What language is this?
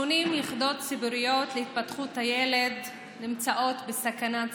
Hebrew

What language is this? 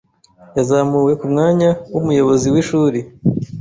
Kinyarwanda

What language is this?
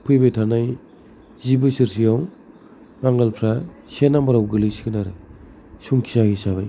Bodo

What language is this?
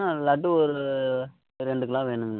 Tamil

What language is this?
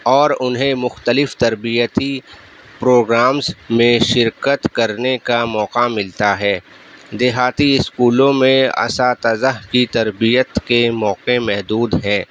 Urdu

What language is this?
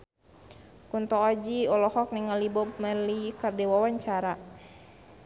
Sundanese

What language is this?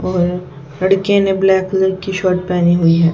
Hindi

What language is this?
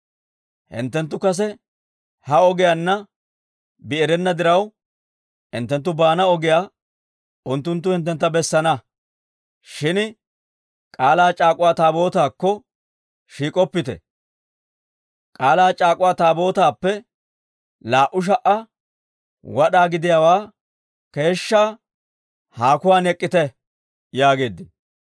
Dawro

